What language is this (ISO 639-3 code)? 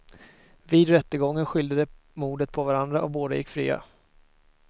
swe